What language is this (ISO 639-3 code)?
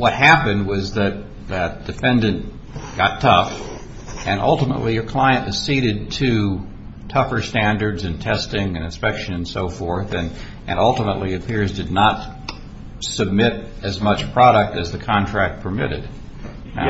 eng